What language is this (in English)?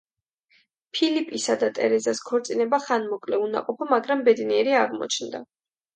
Georgian